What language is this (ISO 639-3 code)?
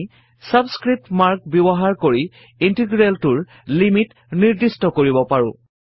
asm